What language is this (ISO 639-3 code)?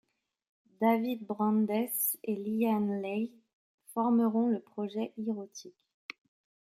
fra